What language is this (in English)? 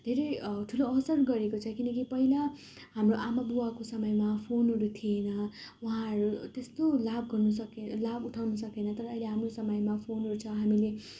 Nepali